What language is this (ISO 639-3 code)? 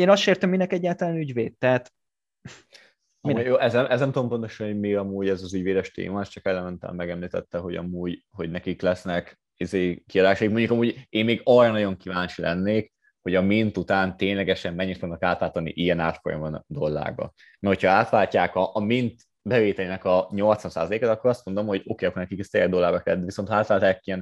hun